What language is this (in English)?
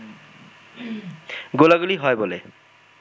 Bangla